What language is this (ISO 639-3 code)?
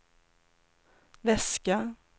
swe